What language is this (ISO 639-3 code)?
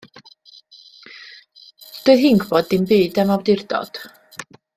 cym